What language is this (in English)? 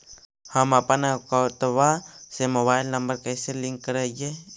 Magahi